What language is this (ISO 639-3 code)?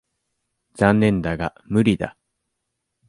jpn